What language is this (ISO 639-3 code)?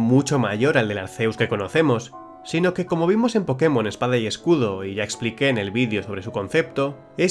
spa